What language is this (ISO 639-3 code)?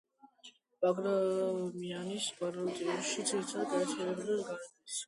kat